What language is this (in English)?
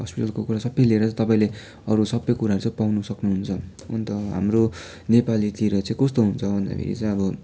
Nepali